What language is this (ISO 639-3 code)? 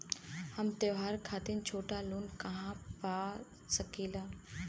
bho